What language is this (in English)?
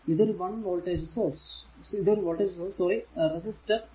Malayalam